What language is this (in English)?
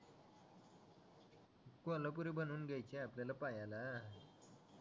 Marathi